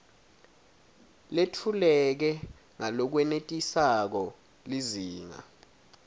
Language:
Swati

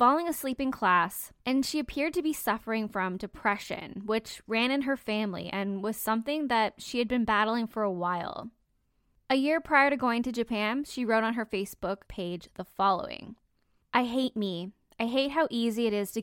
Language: English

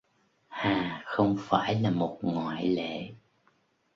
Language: Vietnamese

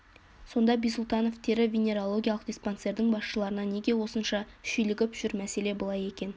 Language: Kazakh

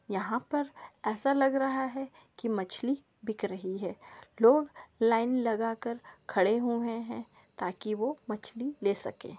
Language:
Magahi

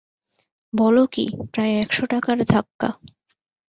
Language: Bangla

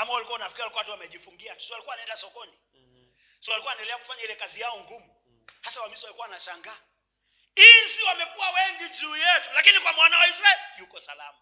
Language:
Swahili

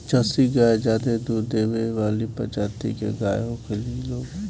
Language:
Bhojpuri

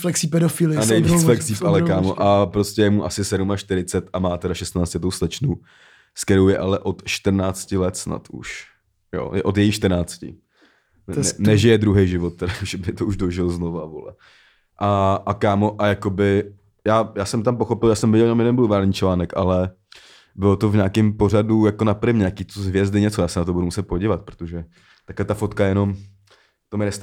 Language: Czech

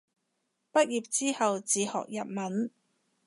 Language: Cantonese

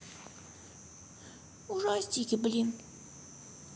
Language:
Russian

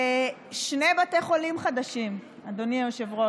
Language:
Hebrew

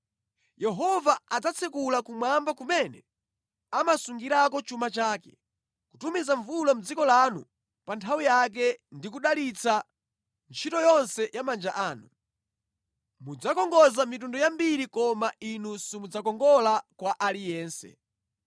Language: Nyanja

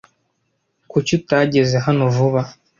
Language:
Kinyarwanda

